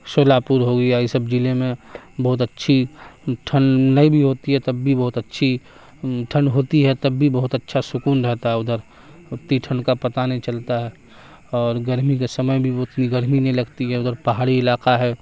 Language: Urdu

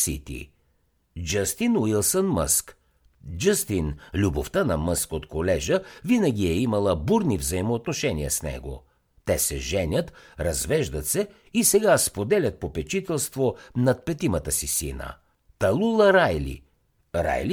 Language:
Bulgarian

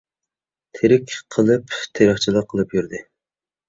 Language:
Uyghur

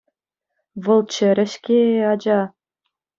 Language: Chuvash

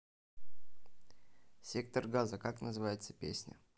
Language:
Russian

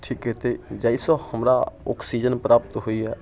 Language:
Maithili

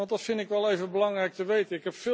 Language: Dutch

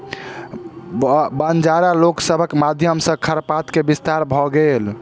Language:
Maithili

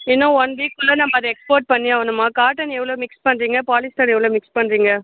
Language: Tamil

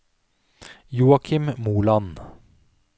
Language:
Norwegian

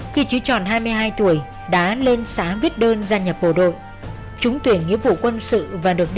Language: Vietnamese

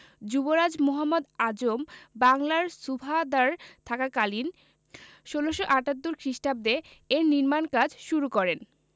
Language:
Bangla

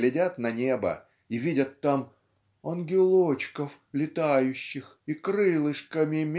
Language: Russian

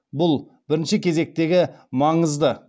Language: Kazakh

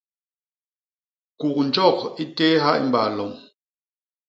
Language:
Basaa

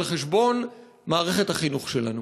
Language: Hebrew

